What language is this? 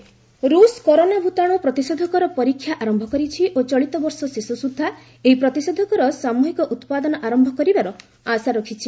Odia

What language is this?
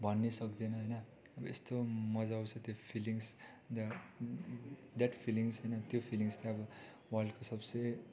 Nepali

